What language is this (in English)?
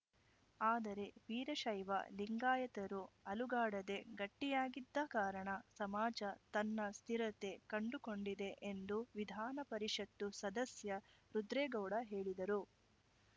Kannada